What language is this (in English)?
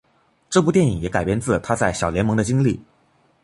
Chinese